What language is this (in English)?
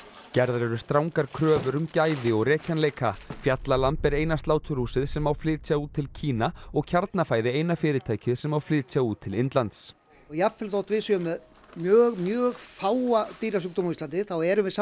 Icelandic